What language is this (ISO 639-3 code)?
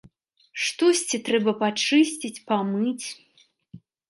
bel